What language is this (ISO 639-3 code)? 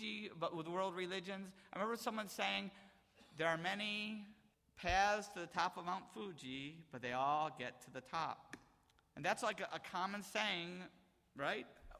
eng